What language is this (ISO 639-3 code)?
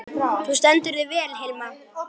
isl